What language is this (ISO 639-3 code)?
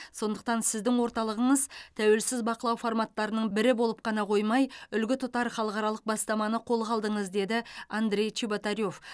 kaz